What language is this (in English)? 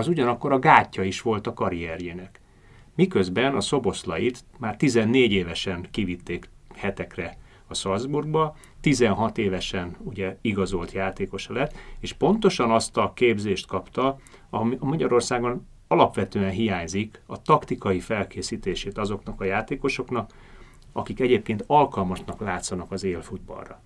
Hungarian